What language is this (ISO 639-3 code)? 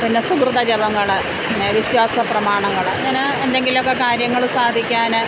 mal